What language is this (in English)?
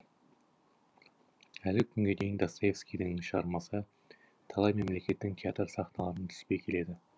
Kazakh